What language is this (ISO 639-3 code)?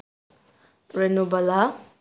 mni